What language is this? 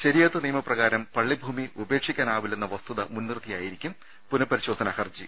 Malayalam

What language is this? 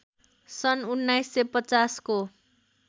Nepali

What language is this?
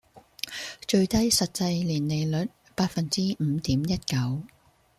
Cantonese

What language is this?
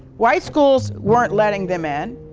English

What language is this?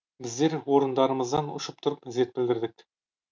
Kazakh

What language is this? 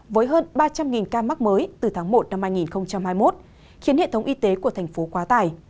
Vietnamese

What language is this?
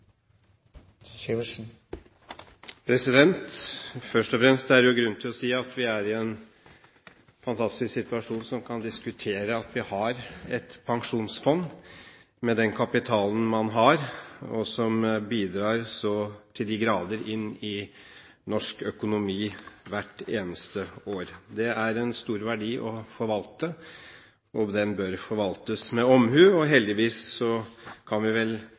Norwegian Bokmål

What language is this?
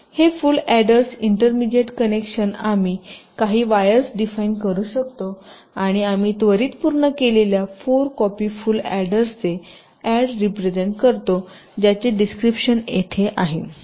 Marathi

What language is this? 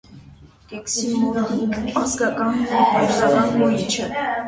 Armenian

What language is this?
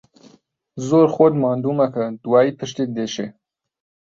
Central Kurdish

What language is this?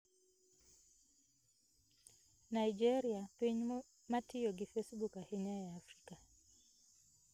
Luo (Kenya and Tanzania)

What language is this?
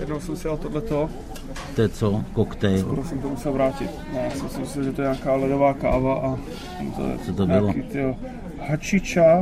Czech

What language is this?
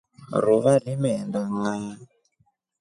Rombo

